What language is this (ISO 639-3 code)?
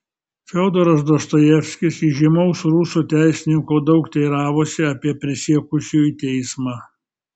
lit